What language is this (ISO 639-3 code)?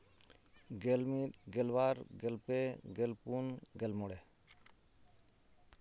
sat